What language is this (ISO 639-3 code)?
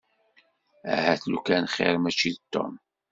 kab